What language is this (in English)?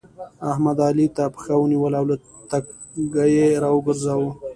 Pashto